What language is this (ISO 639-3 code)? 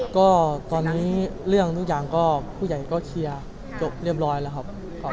tha